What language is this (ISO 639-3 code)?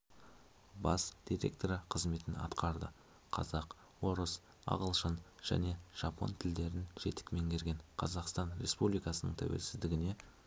kaz